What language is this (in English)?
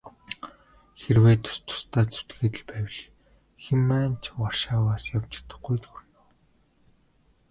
Mongolian